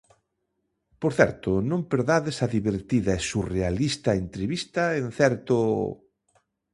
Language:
Galician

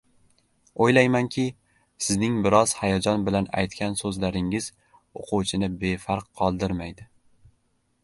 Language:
Uzbek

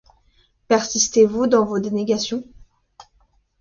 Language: French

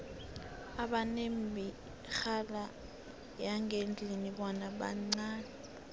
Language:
South Ndebele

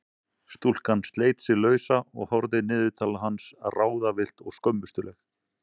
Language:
Icelandic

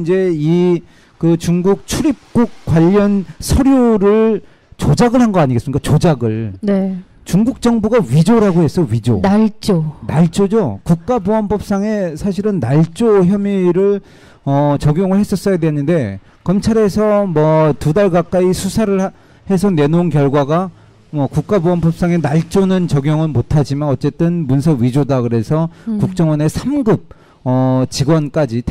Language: Korean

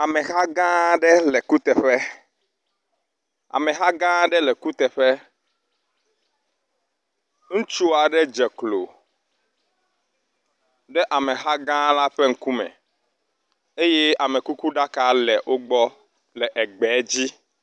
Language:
Ewe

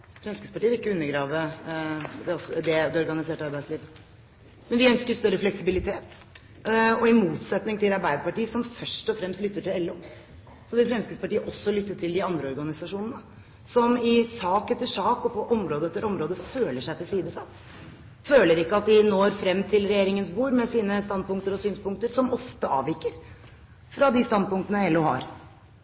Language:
Norwegian Bokmål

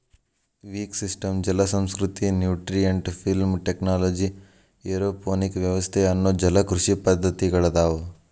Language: Kannada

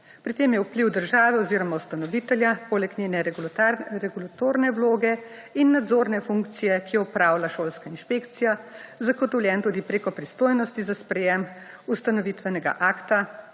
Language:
Slovenian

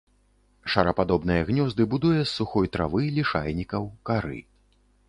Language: Belarusian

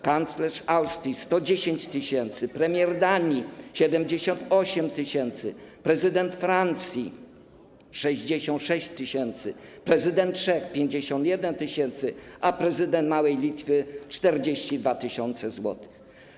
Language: Polish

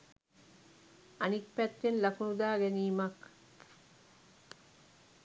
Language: Sinhala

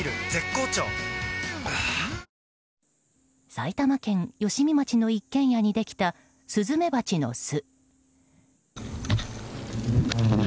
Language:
Japanese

